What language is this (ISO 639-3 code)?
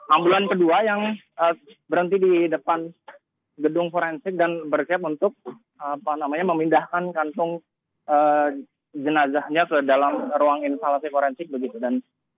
ind